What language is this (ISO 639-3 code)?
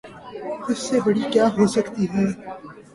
urd